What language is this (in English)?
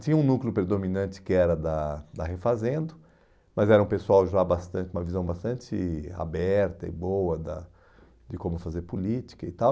Portuguese